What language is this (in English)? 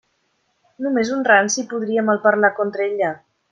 Catalan